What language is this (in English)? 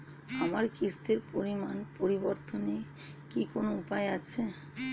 Bangla